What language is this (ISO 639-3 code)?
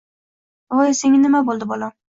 uzb